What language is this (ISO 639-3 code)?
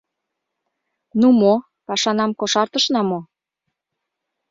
chm